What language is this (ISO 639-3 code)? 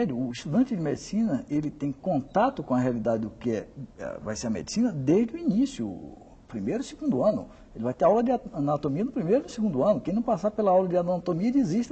por